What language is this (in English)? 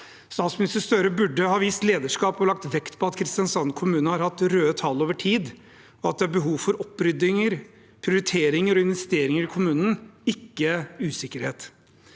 Norwegian